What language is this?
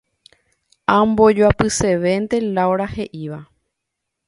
Guarani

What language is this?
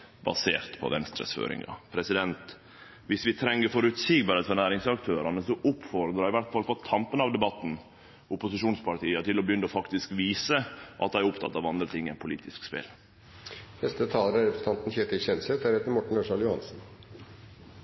Norwegian Nynorsk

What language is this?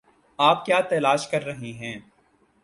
Urdu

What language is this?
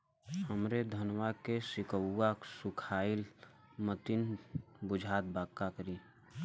Bhojpuri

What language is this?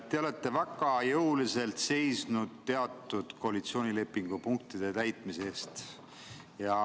Estonian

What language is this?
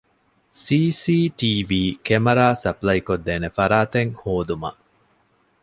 Divehi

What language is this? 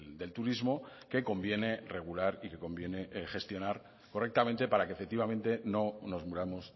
Spanish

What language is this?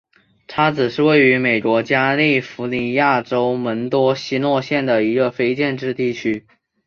Chinese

